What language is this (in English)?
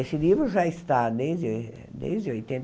Portuguese